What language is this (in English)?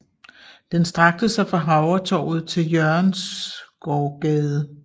Danish